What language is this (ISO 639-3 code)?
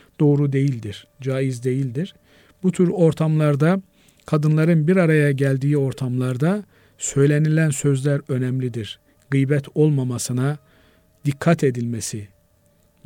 tur